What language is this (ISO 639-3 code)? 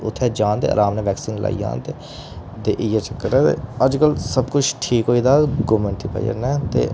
doi